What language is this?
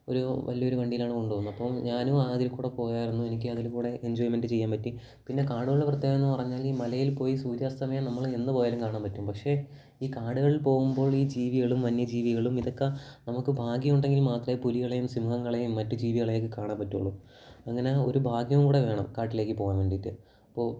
Malayalam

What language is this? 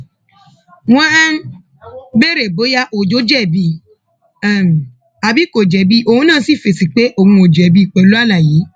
Yoruba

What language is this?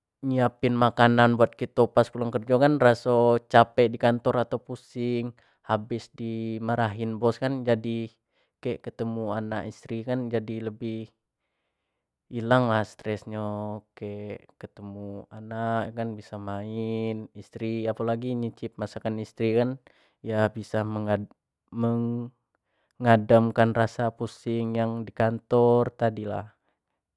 Jambi Malay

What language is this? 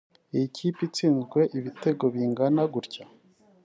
Kinyarwanda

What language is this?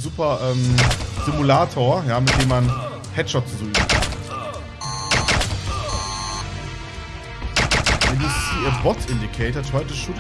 German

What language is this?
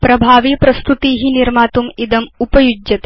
Sanskrit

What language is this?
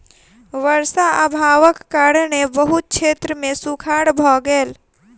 Maithili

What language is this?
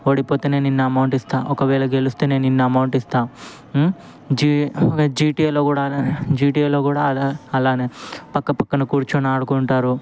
Telugu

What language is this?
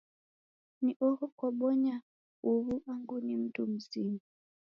Taita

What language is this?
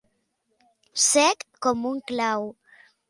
Catalan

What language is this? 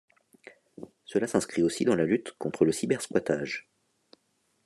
French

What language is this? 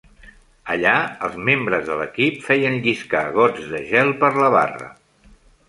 Catalan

